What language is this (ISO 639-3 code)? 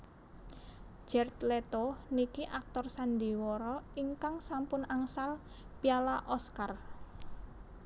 jav